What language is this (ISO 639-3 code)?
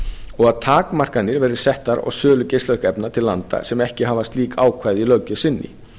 isl